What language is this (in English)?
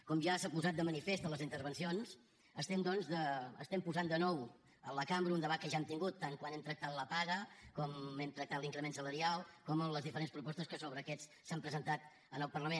Catalan